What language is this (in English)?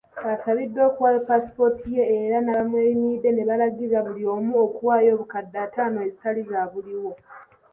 Ganda